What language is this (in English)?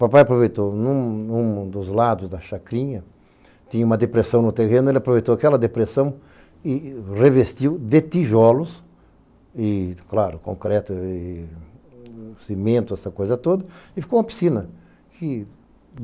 Portuguese